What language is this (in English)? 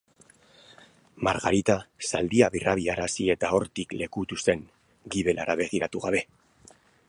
Basque